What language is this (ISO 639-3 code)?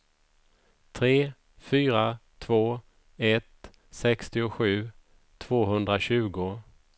swe